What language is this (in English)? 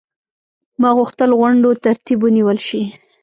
Pashto